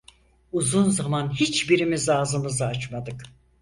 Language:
Turkish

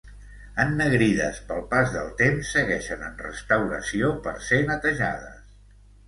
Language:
Catalan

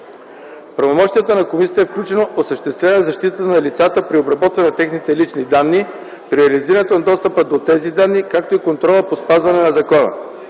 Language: Bulgarian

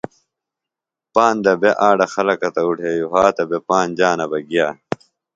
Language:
Phalura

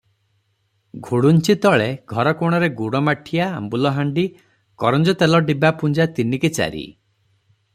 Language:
Odia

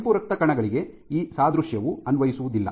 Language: Kannada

